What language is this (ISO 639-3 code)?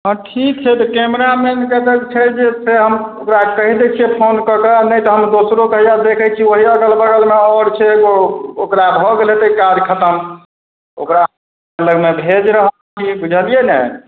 mai